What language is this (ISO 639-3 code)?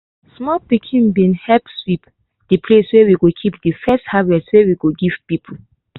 pcm